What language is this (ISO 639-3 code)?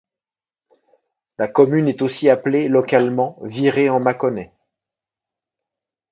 fra